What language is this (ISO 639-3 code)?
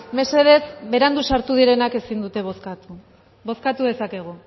eus